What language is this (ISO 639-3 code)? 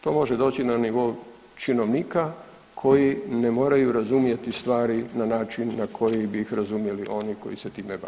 hrv